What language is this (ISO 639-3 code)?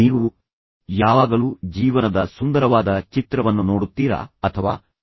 kan